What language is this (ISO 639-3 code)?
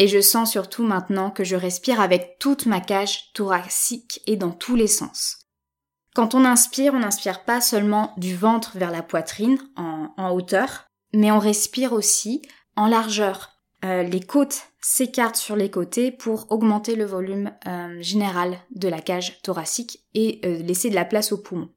fra